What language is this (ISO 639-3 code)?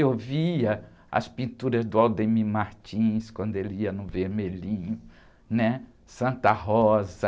por